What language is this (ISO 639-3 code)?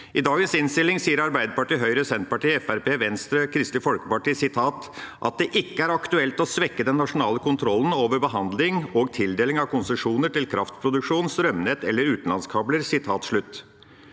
nor